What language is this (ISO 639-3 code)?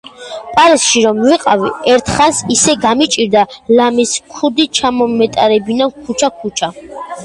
kat